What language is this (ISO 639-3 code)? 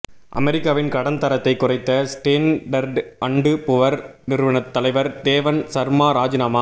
tam